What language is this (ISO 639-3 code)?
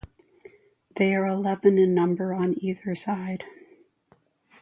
eng